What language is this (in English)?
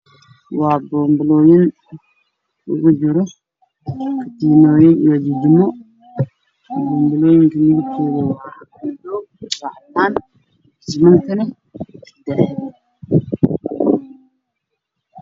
Somali